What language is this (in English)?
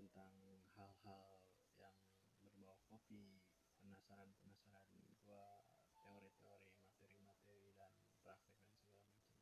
Indonesian